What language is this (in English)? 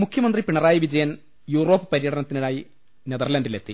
Malayalam